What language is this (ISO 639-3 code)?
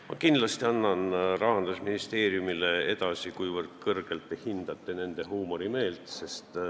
est